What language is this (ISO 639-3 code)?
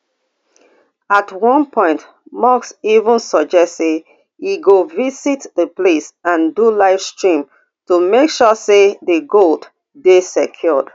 pcm